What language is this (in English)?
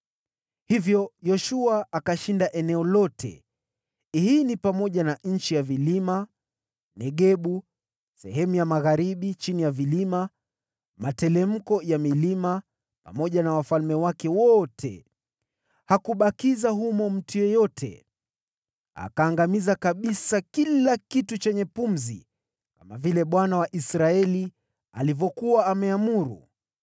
Swahili